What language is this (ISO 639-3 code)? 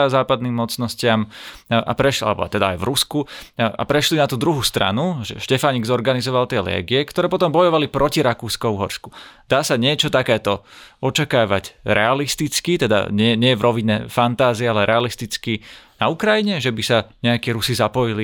slk